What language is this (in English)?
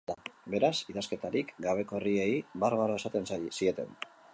Basque